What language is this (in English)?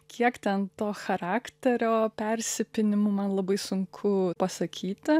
Lithuanian